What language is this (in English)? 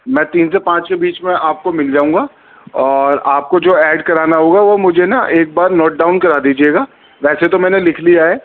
Urdu